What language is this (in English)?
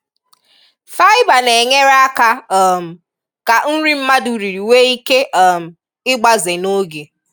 Igbo